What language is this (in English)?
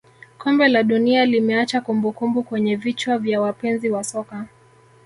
Swahili